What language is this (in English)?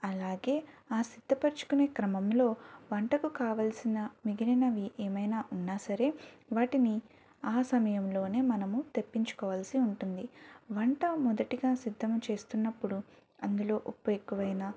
Telugu